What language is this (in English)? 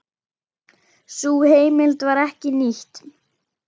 Icelandic